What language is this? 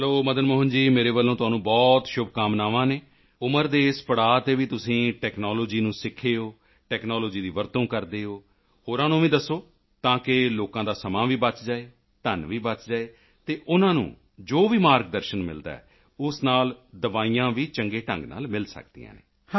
Punjabi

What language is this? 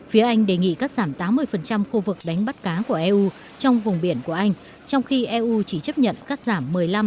Vietnamese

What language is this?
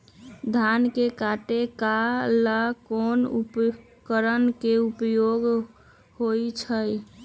Magahi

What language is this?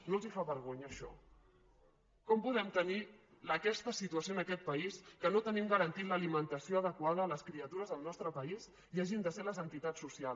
Catalan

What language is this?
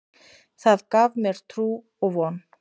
Icelandic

